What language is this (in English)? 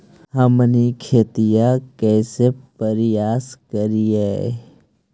Magahi